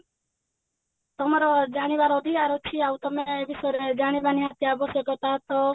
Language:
Odia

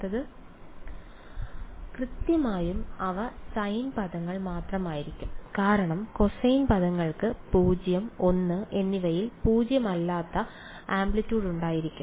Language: Malayalam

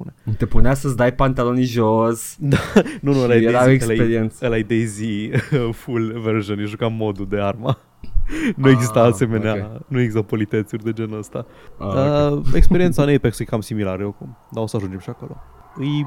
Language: Romanian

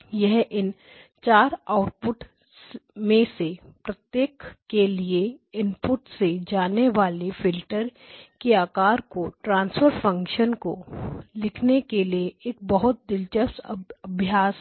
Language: Hindi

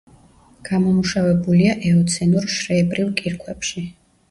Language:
Georgian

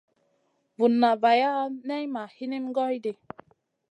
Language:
Masana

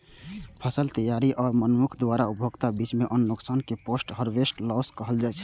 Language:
Maithili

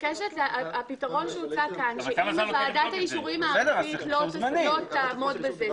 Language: Hebrew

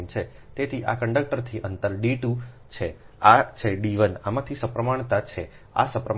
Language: Gujarati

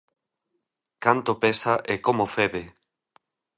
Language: Galician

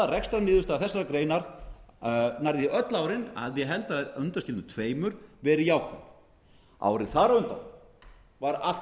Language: Icelandic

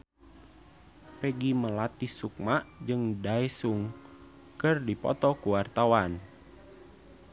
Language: Sundanese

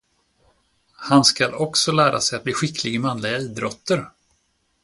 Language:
Swedish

